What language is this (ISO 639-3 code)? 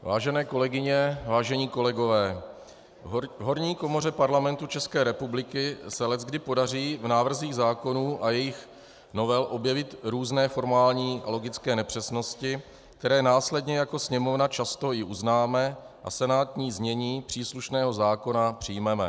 ces